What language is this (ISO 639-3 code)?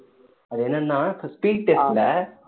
tam